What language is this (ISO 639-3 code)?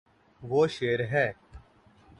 urd